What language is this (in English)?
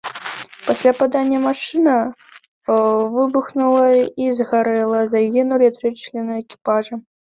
Belarusian